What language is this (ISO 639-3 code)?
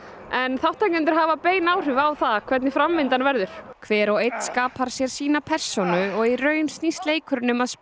isl